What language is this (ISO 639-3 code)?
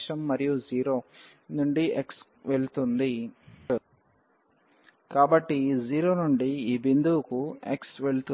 tel